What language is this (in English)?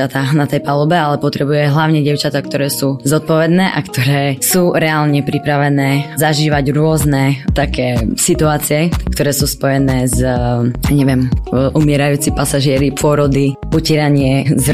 Slovak